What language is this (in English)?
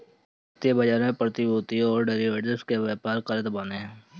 Bhojpuri